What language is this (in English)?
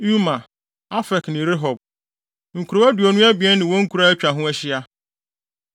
Akan